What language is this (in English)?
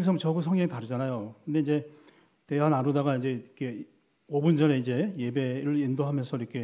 Korean